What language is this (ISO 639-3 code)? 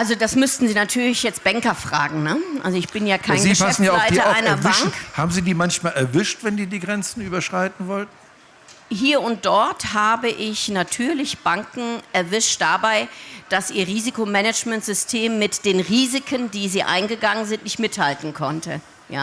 deu